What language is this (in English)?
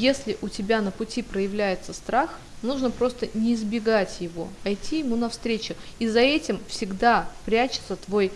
Russian